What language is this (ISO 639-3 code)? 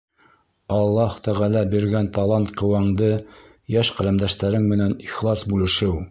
bak